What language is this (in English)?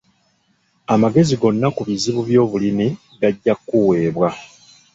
Ganda